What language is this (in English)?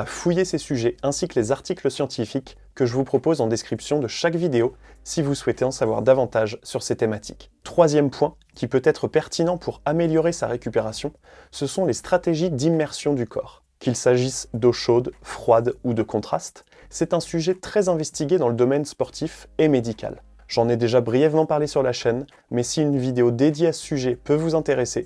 French